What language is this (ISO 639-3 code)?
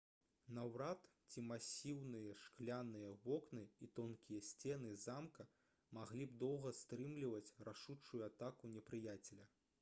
bel